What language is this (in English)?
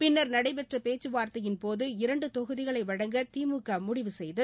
Tamil